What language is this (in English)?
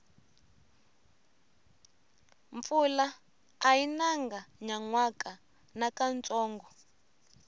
Tsonga